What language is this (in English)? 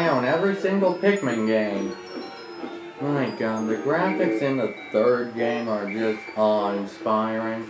English